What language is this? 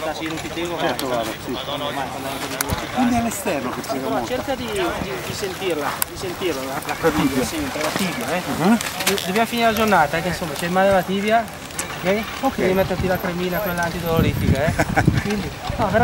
Italian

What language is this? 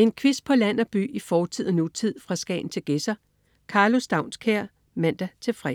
Danish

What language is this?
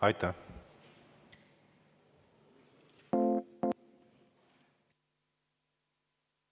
Estonian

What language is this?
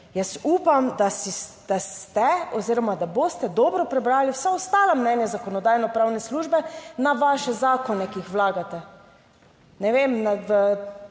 Slovenian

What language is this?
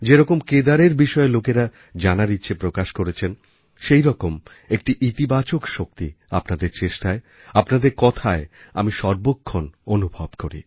Bangla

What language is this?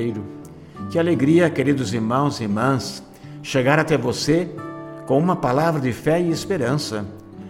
Portuguese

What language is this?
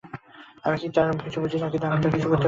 Bangla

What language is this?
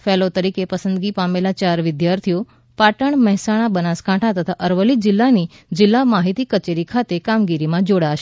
Gujarati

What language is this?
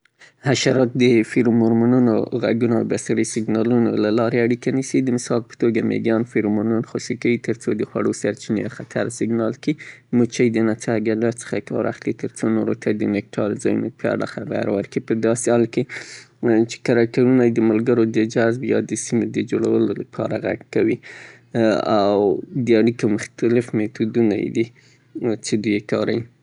Southern Pashto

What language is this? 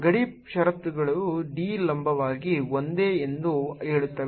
Kannada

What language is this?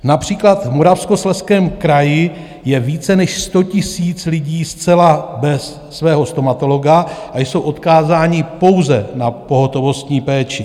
Czech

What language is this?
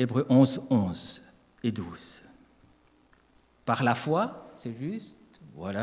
French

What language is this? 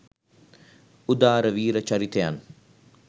Sinhala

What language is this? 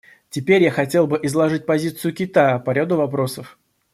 Russian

